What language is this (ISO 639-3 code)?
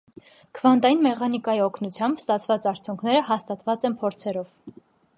hye